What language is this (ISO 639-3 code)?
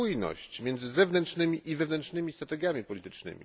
pol